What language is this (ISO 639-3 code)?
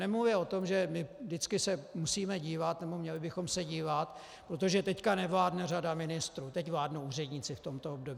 ces